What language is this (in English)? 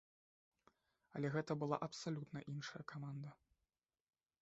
Belarusian